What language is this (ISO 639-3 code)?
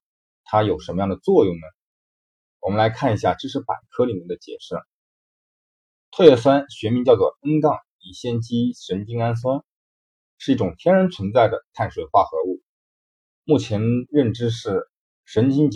zho